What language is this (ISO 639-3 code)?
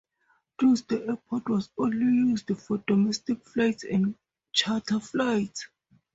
eng